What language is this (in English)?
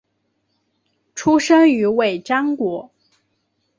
Chinese